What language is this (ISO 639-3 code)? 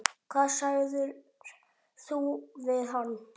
isl